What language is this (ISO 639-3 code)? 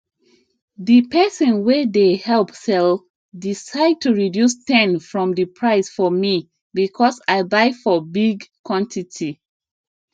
pcm